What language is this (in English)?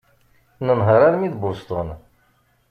Kabyle